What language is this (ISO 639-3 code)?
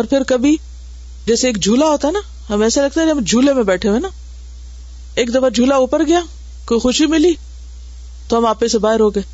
urd